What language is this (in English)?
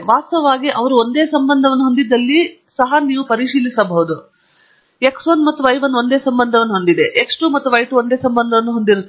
Kannada